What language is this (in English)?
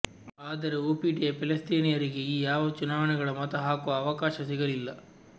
Kannada